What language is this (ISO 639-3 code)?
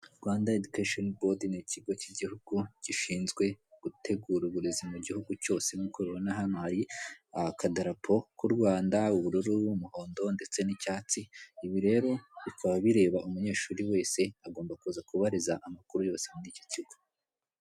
kin